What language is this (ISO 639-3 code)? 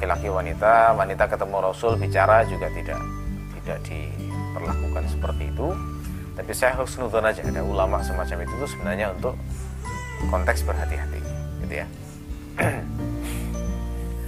ind